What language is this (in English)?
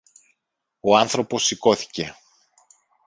Greek